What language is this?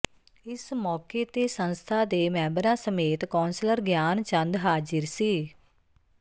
Punjabi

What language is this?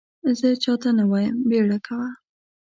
Pashto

